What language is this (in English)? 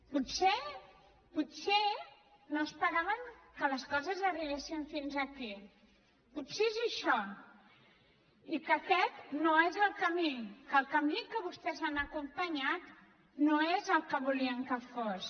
Catalan